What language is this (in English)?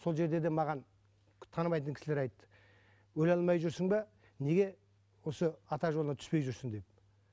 Kazakh